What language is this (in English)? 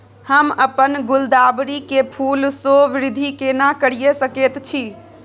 Maithili